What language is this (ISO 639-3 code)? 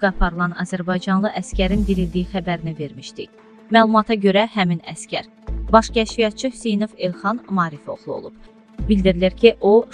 tur